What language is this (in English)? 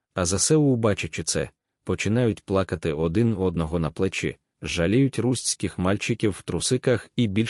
Ukrainian